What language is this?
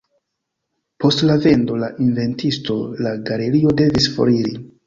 Esperanto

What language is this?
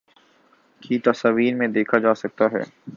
Urdu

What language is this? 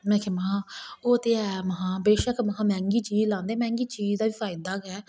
Dogri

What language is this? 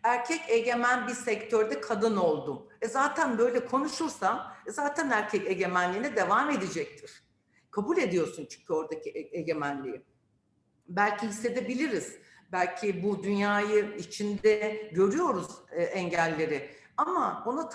Turkish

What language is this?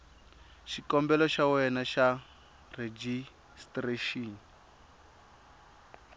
Tsonga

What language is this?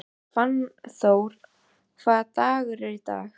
Icelandic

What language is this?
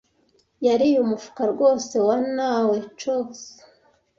Kinyarwanda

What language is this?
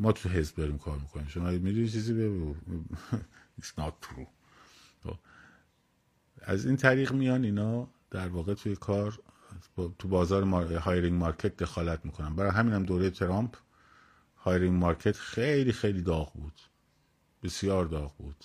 Persian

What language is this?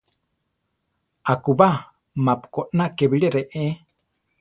Central Tarahumara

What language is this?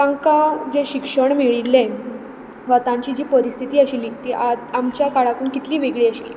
Konkani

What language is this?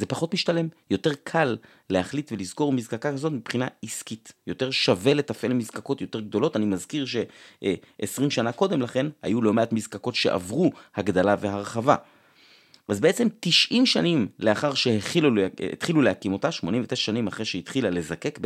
Hebrew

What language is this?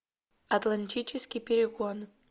Russian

